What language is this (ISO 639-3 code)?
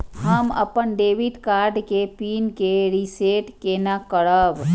mai